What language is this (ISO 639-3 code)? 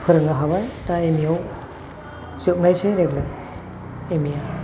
brx